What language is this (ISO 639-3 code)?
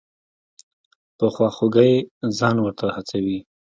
pus